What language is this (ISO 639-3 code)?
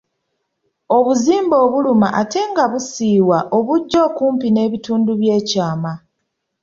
lug